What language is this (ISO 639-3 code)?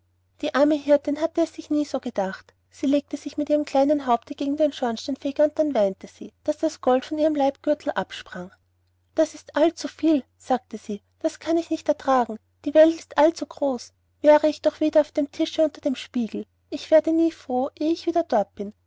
deu